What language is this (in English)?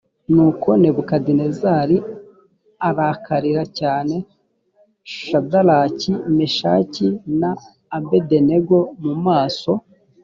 Kinyarwanda